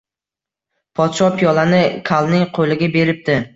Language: Uzbek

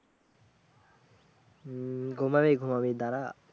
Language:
Bangla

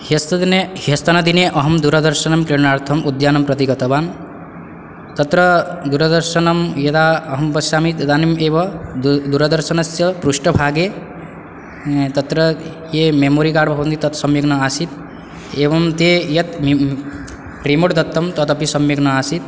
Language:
Sanskrit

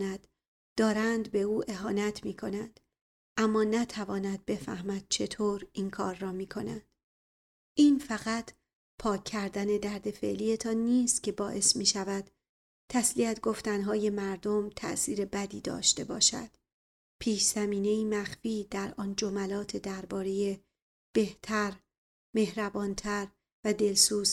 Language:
Persian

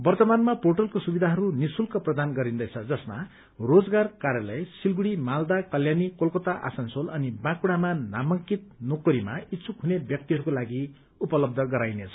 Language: Nepali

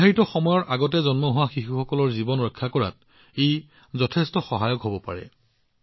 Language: Assamese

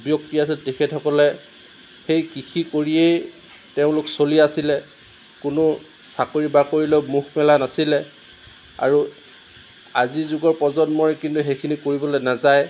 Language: Assamese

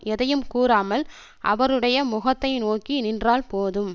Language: Tamil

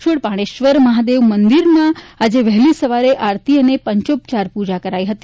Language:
Gujarati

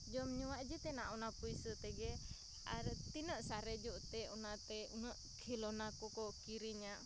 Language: Santali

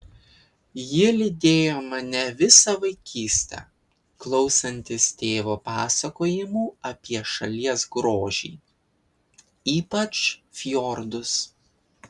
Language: Lithuanian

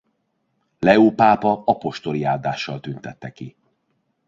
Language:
Hungarian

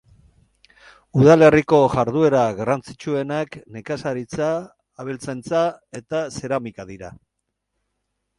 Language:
Basque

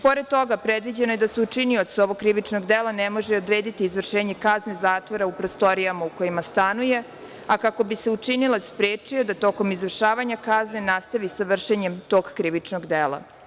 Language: Serbian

